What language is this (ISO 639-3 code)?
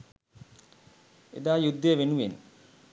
sin